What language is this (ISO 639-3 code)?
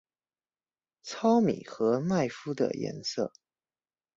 zho